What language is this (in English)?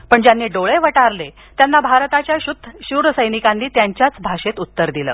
Marathi